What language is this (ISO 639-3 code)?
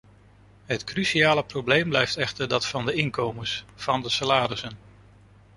nld